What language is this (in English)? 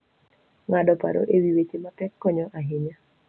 Luo (Kenya and Tanzania)